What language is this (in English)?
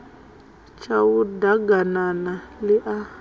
Venda